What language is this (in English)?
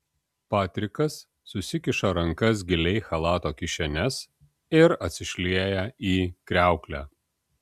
Lithuanian